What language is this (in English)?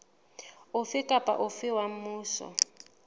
Southern Sotho